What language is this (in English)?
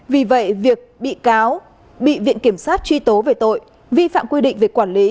Vietnamese